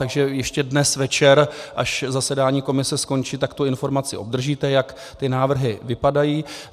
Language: Czech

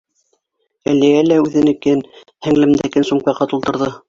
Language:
Bashkir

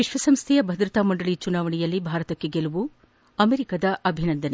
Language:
Kannada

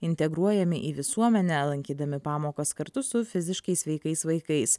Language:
Lithuanian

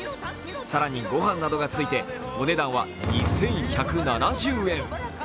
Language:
Japanese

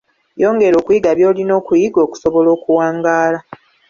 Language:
Ganda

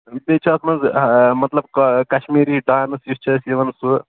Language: Kashmiri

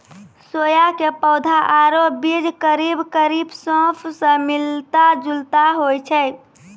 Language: Maithili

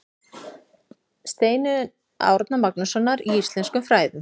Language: Icelandic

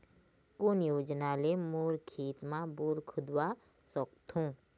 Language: Chhattisgarhi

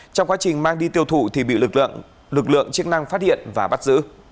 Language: Vietnamese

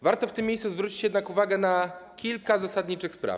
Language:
Polish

